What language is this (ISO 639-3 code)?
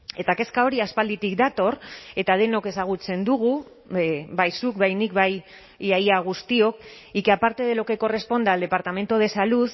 eus